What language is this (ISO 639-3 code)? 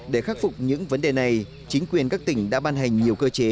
vie